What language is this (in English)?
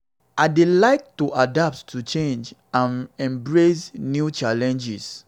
Nigerian Pidgin